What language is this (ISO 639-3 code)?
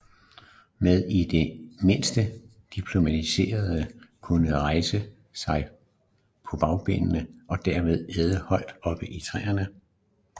dan